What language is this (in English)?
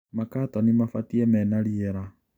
Kikuyu